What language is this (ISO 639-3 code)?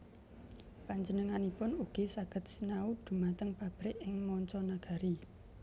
jav